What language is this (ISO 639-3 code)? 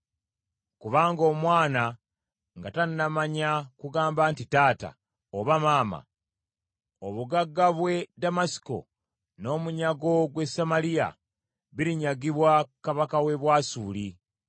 lug